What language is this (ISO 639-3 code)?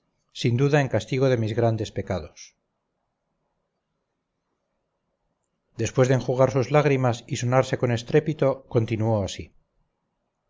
spa